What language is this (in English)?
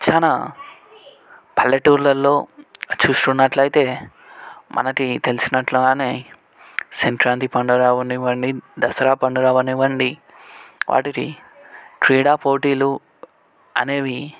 Telugu